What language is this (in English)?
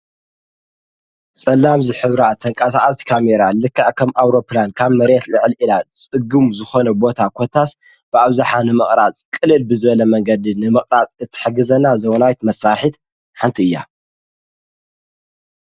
Tigrinya